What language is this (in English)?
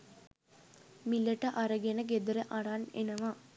Sinhala